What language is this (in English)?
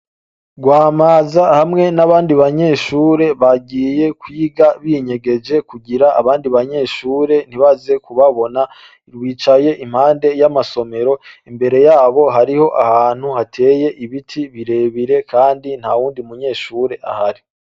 Rundi